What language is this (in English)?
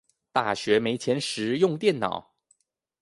Chinese